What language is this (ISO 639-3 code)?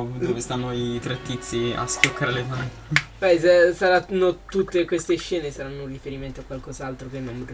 ita